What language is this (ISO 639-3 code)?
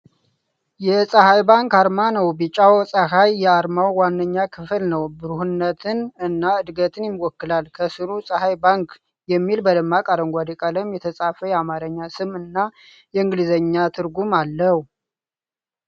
amh